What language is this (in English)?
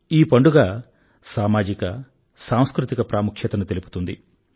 Telugu